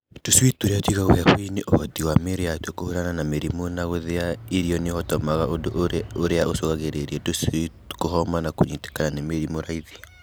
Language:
Kikuyu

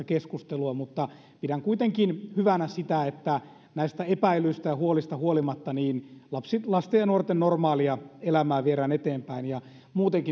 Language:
Finnish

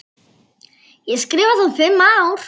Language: Icelandic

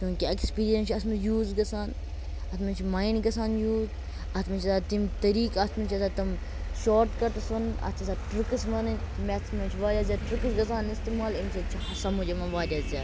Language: Kashmiri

